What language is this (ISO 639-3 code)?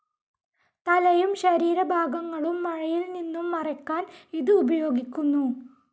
mal